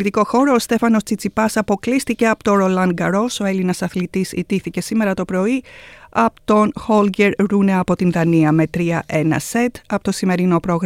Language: Greek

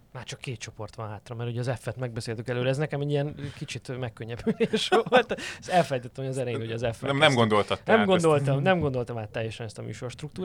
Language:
Hungarian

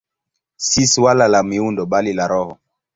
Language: Swahili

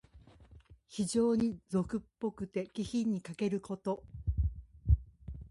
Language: Japanese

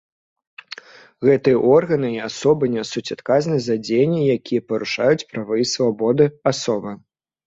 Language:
Belarusian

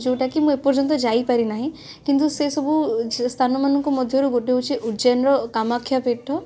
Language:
Odia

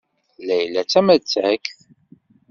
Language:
Kabyle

